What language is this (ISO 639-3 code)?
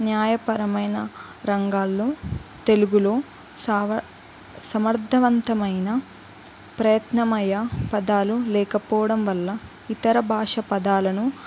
tel